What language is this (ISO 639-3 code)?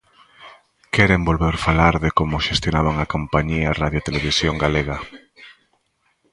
glg